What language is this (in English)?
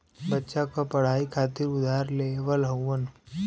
Bhojpuri